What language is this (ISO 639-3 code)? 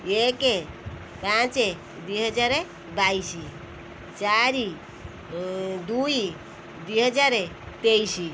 ori